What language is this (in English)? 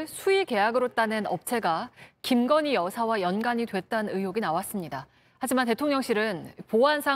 Korean